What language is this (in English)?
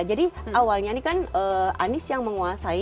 Indonesian